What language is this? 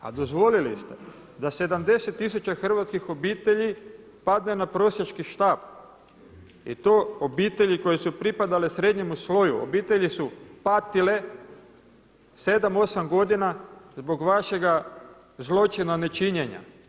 Croatian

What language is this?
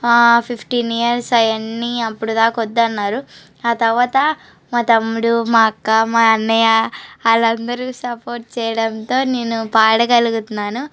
Telugu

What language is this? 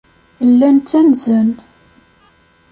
Kabyle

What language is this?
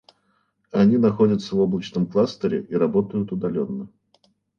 Russian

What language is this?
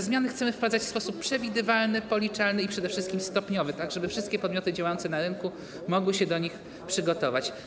Polish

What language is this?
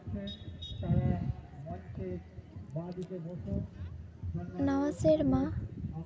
Santali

